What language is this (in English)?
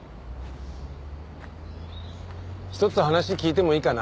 Japanese